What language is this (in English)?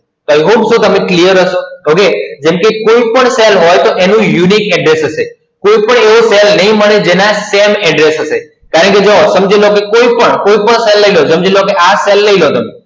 Gujarati